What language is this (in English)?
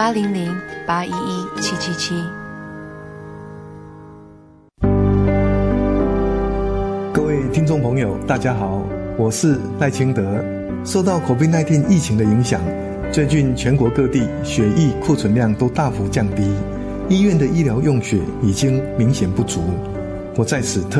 Chinese